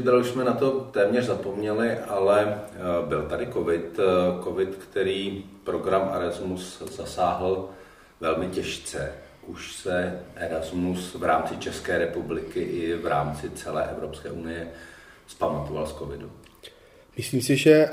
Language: Czech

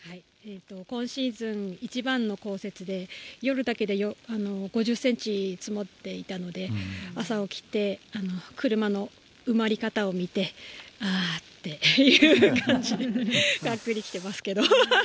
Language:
Japanese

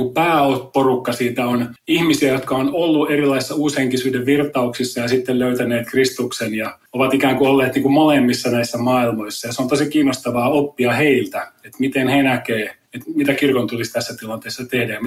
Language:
Finnish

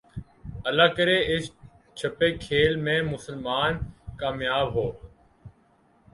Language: Urdu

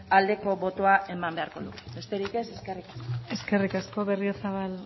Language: Basque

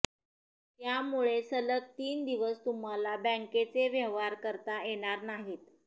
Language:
Marathi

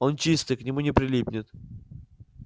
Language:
Russian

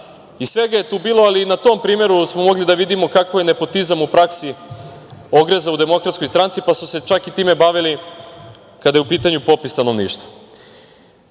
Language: Serbian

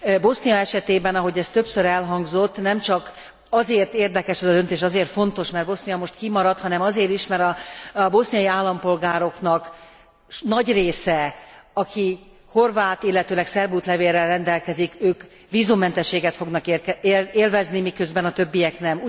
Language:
Hungarian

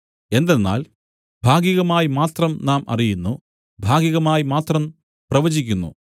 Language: Malayalam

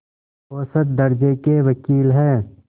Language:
Hindi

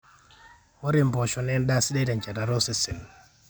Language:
Masai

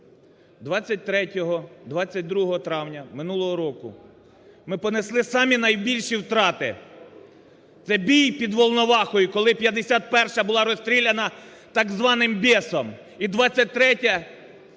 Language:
Ukrainian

